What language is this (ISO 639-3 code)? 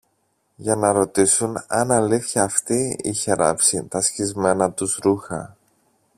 ell